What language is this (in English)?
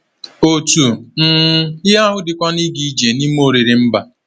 Igbo